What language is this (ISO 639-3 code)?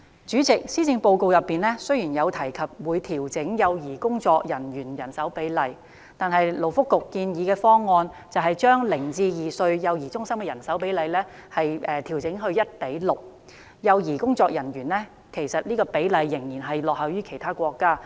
yue